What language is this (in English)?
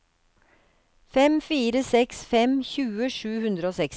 Norwegian